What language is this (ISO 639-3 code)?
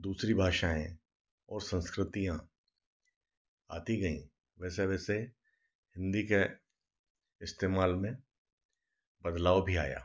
hin